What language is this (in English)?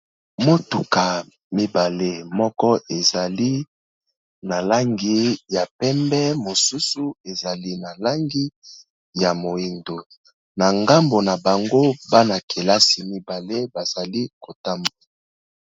Lingala